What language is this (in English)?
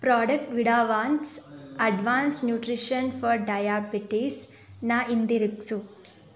Kannada